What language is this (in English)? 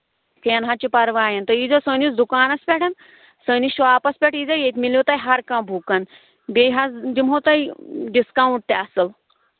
Kashmiri